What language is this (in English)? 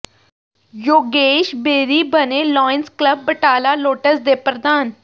Punjabi